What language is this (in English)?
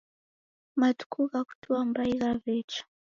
Taita